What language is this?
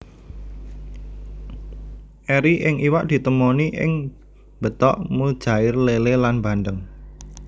Javanese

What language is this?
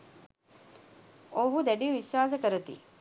Sinhala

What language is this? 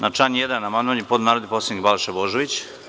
Serbian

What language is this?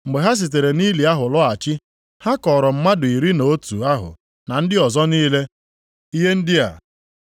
Igbo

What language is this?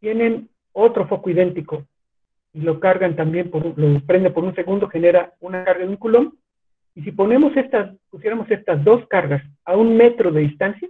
Spanish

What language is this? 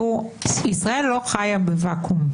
Hebrew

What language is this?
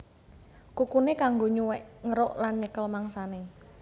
Javanese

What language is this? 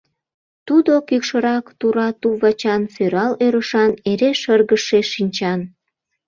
Mari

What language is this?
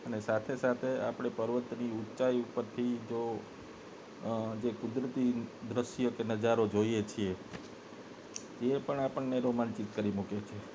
Gujarati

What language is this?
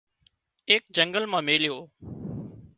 Wadiyara Koli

